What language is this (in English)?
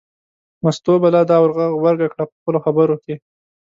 Pashto